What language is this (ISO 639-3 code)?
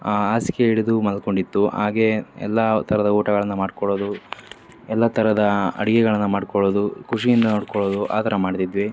kan